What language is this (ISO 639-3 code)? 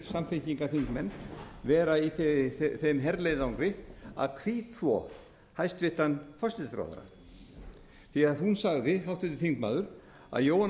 isl